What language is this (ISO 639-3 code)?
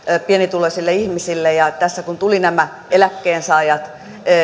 fin